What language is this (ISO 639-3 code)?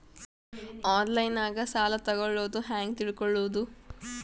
kan